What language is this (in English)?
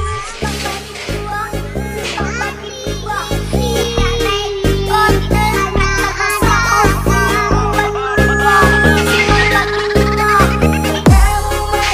Indonesian